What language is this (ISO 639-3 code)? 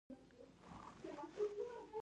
pus